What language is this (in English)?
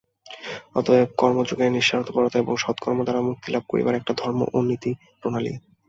Bangla